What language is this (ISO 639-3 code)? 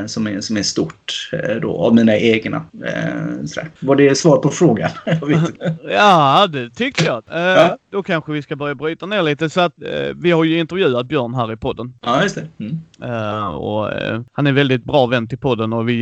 swe